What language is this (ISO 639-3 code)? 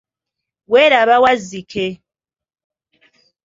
lug